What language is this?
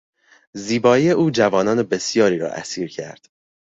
Persian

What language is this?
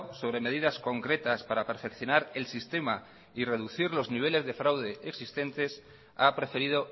Spanish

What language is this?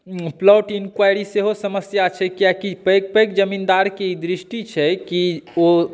Maithili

